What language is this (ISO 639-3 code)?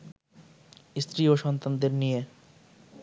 ben